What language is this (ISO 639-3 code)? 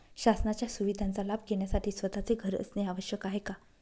mar